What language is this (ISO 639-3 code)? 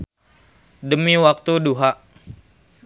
sun